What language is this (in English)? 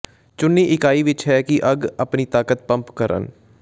Punjabi